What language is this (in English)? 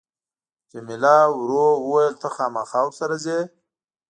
Pashto